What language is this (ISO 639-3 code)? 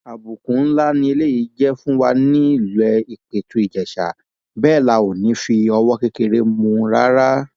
yor